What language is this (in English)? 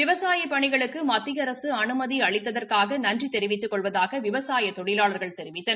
Tamil